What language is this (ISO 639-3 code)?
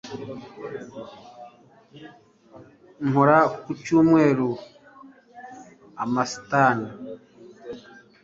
kin